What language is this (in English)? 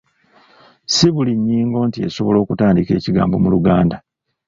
Ganda